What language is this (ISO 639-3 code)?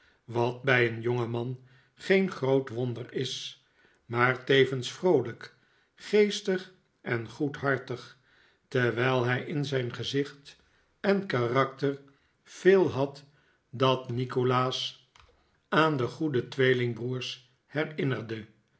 nld